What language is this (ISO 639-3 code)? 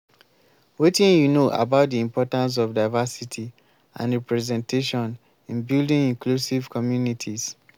pcm